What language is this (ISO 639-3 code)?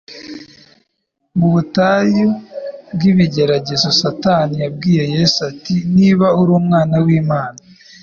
kin